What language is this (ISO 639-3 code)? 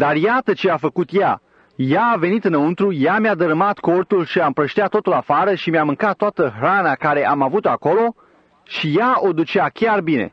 ron